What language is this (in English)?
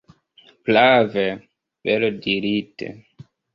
Esperanto